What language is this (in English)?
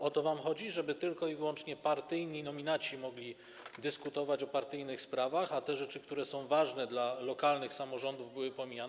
Polish